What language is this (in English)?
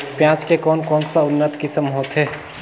Chhattisgarhi